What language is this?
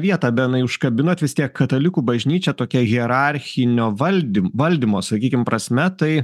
Lithuanian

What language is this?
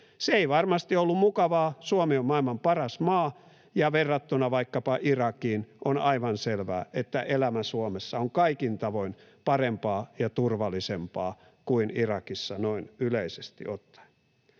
Finnish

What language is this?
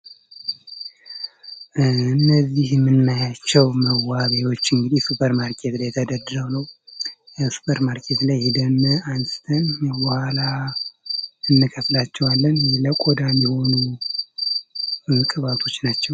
Amharic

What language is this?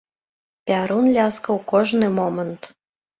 Belarusian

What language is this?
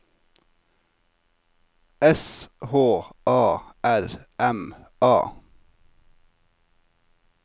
Norwegian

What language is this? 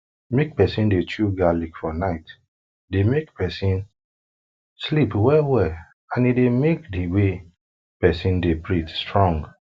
Nigerian Pidgin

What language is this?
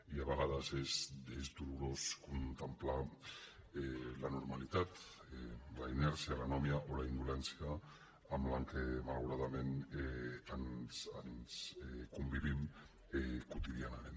Catalan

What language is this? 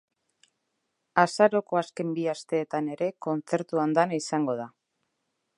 Basque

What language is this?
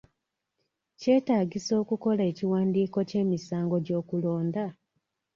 Ganda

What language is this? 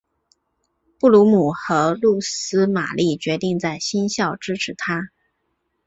Chinese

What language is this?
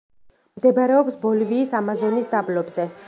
Georgian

